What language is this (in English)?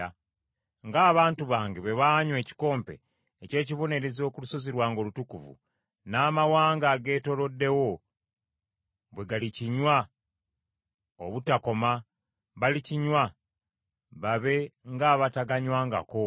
Ganda